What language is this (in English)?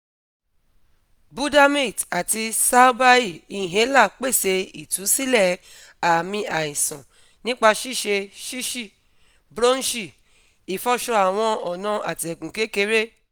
Yoruba